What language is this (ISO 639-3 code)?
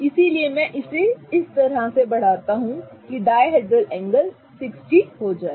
hin